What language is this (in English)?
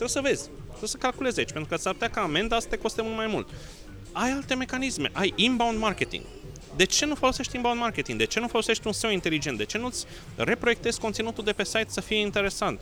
Romanian